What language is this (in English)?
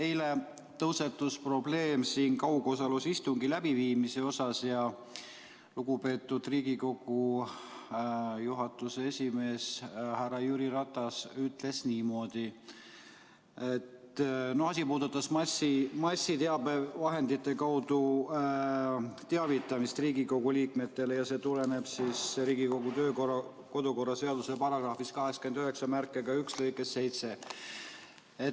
Estonian